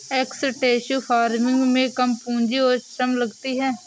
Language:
Hindi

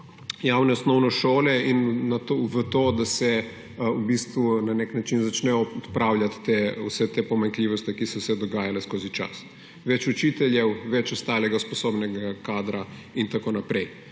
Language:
Slovenian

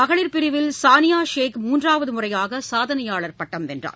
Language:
Tamil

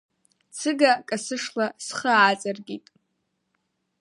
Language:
Abkhazian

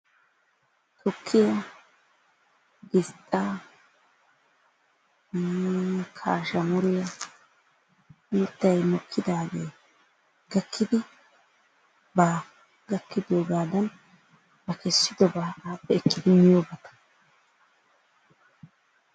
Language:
Wolaytta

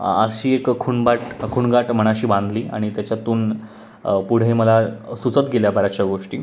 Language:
Marathi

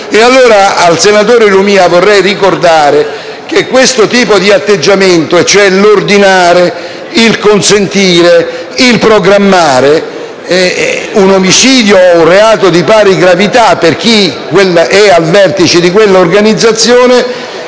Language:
Italian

